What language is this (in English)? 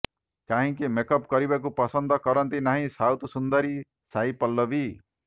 Odia